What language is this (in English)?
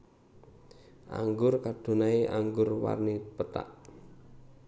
Javanese